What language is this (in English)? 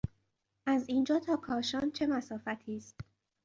Persian